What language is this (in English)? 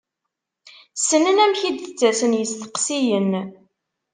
Kabyle